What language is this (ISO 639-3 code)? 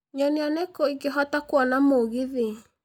kik